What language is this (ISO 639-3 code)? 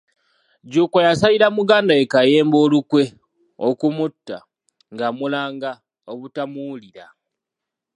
lug